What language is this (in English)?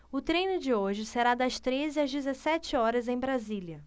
Portuguese